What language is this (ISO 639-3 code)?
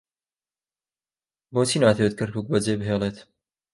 ckb